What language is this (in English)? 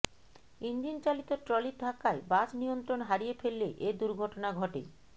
Bangla